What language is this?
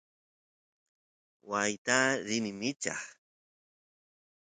Santiago del Estero Quichua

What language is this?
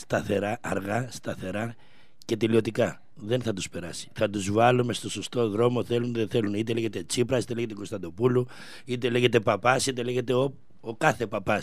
Greek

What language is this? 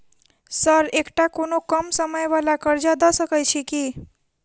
Maithili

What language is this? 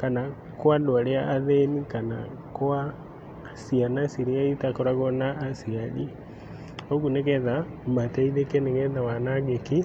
Kikuyu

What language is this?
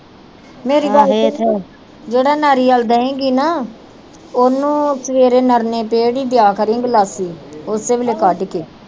Punjabi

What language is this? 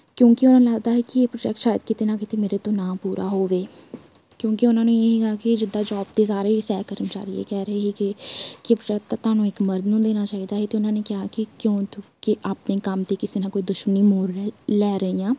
Punjabi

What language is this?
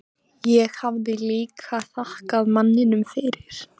Icelandic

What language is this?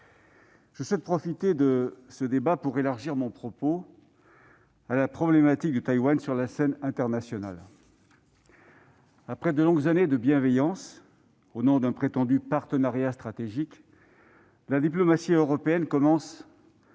French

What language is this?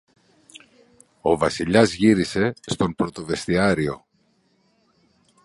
Greek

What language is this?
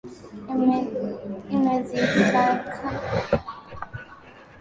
Swahili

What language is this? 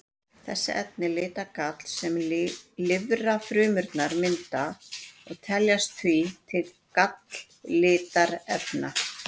Icelandic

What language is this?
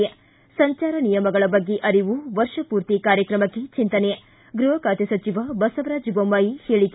Kannada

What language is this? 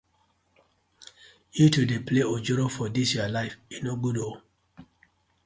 Nigerian Pidgin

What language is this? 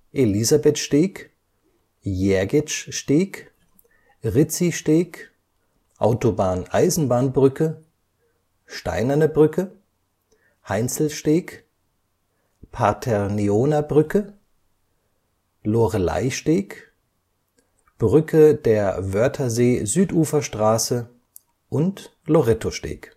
German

